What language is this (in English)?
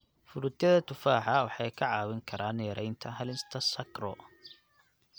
Somali